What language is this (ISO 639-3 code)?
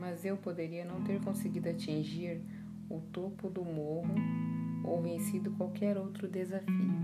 por